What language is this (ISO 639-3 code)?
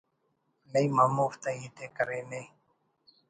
brh